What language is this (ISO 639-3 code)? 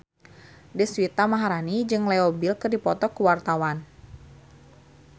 sun